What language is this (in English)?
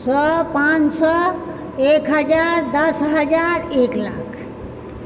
Maithili